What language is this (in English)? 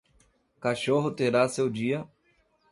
Portuguese